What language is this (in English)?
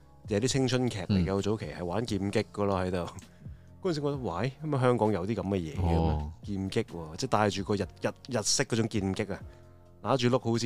Chinese